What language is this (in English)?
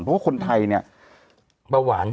Thai